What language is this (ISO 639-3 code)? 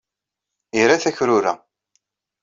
kab